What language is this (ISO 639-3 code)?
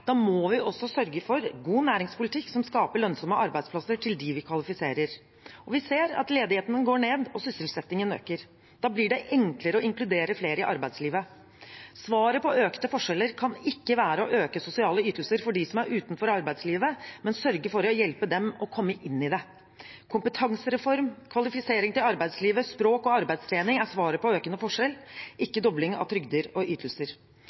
nob